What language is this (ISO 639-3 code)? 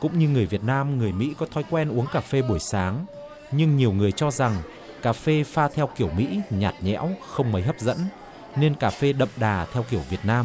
vie